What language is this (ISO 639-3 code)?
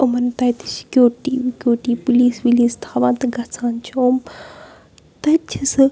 kas